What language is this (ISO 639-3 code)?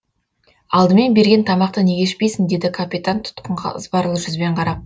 kaz